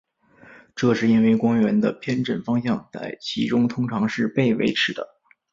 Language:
Chinese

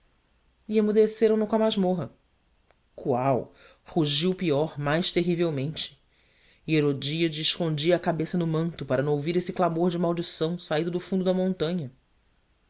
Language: Portuguese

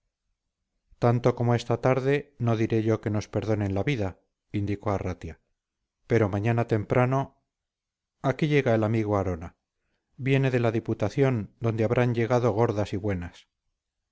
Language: Spanish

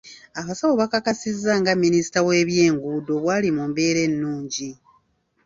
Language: Ganda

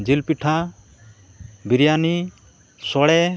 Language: Santali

